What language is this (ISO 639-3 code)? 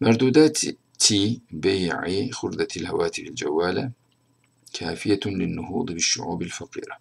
tur